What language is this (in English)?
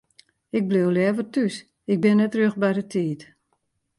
Western Frisian